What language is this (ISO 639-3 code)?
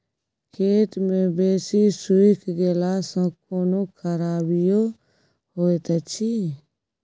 mai